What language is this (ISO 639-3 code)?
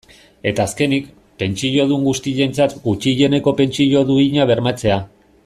eus